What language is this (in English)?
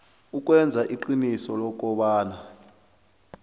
South Ndebele